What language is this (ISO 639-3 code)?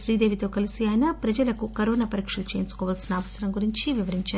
tel